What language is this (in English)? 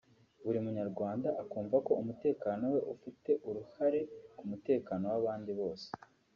Kinyarwanda